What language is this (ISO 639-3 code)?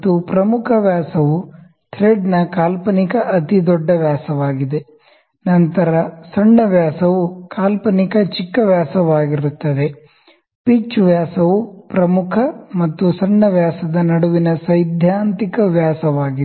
kan